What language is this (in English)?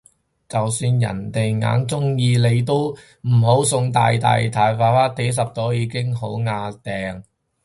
Cantonese